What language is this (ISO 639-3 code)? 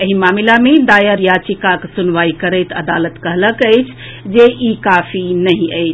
mai